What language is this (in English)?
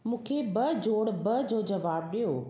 Sindhi